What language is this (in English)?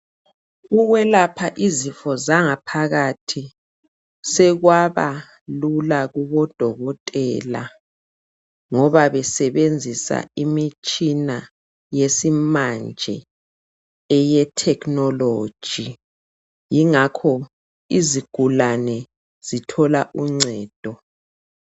North Ndebele